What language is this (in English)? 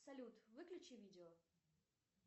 Russian